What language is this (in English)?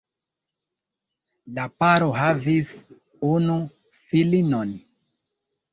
Esperanto